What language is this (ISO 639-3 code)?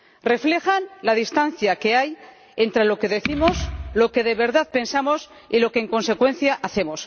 spa